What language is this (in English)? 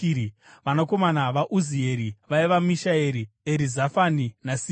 Shona